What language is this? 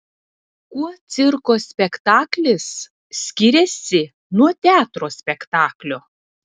Lithuanian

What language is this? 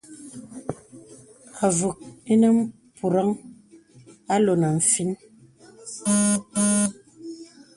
Bebele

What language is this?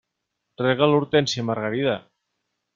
Catalan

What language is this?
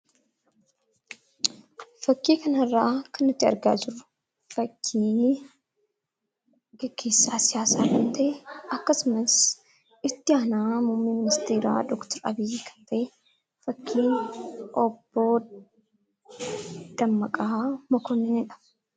Oromo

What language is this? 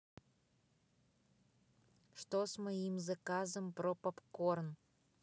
Russian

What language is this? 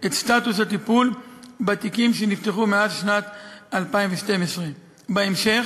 Hebrew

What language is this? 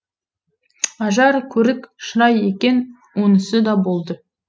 Kazakh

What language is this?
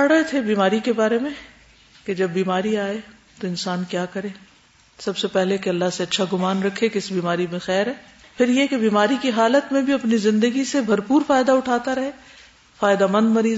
Urdu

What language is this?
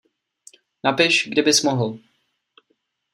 Czech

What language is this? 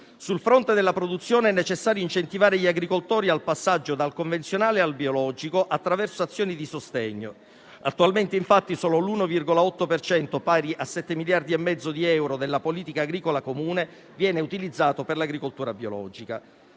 Italian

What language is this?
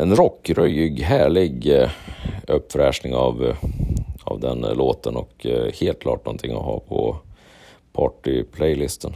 Swedish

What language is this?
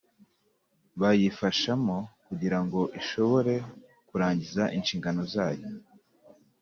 Kinyarwanda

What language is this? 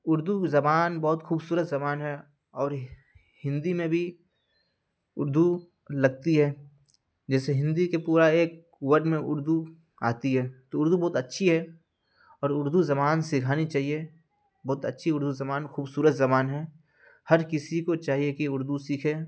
Urdu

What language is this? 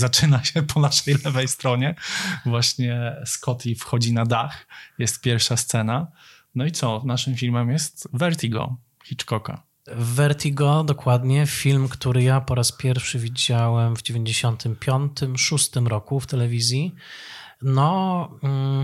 Polish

